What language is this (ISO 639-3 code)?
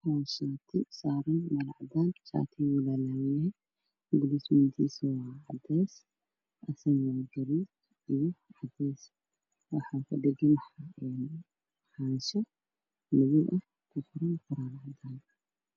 som